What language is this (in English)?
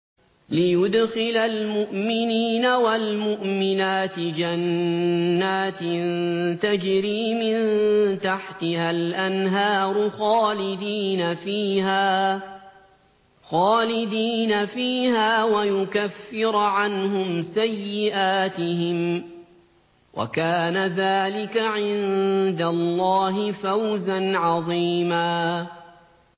Arabic